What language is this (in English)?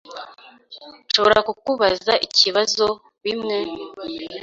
Kinyarwanda